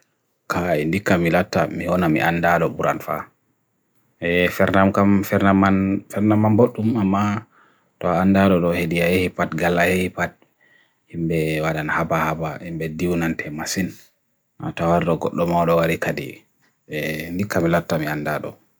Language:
Bagirmi Fulfulde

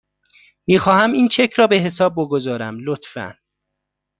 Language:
Persian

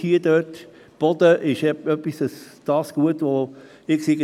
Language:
Swiss German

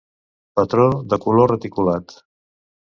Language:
Catalan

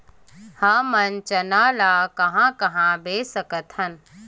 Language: Chhattisgarhi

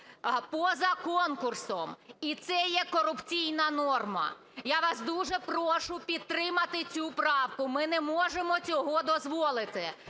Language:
Ukrainian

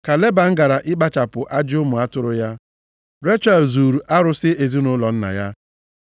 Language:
Igbo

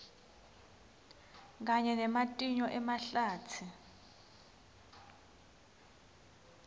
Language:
Swati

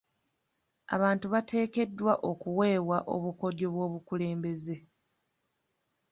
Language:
Ganda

